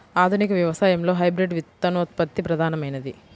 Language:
Telugu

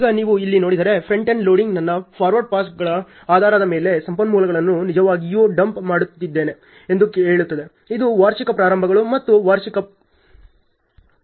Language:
Kannada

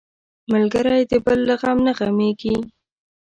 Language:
Pashto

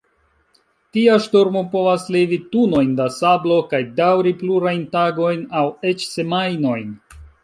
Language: Esperanto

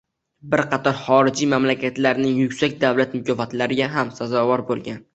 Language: Uzbek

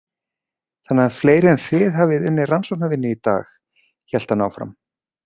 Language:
Icelandic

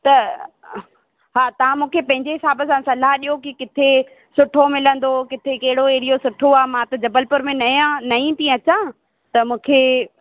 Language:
Sindhi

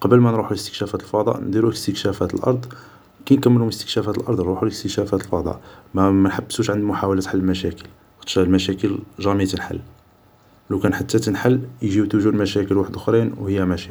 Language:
Algerian Arabic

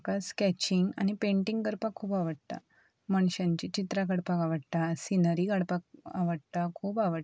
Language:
Konkani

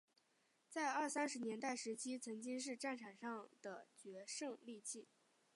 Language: Chinese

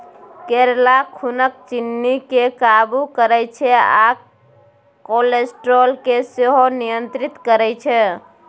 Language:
Maithili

